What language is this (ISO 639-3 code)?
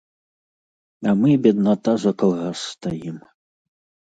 bel